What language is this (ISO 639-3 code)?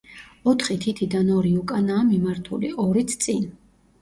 kat